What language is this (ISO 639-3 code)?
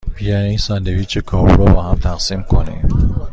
fas